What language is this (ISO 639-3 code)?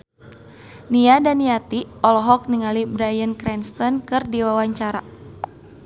sun